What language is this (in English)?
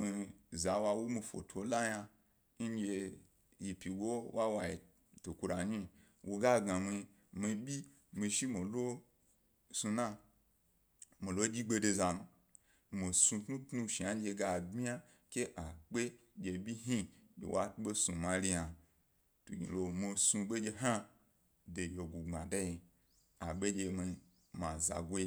Gbari